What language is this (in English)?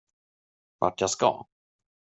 Swedish